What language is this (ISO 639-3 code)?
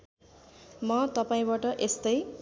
nep